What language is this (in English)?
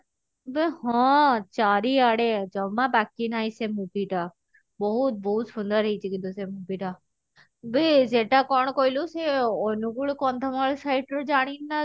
Odia